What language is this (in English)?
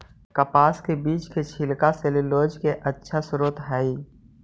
Magahi